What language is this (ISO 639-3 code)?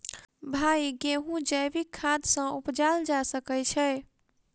mai